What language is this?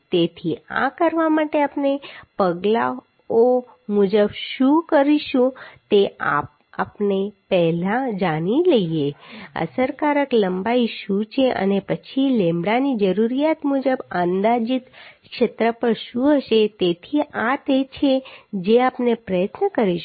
Gujarati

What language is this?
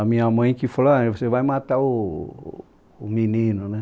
Portuguese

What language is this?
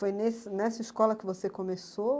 Portuguese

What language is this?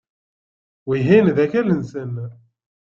Kabyle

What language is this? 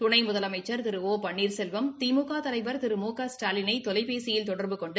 Tamil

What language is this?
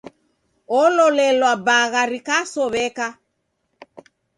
Taita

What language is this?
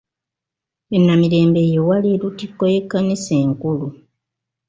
Ganda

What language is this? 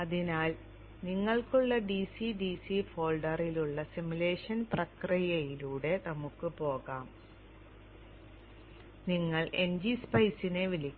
Malayalam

